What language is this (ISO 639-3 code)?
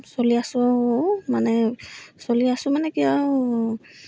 asm